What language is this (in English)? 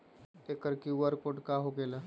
Magahi